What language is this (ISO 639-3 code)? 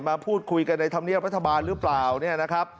tha